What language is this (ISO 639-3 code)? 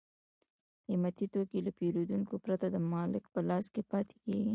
pus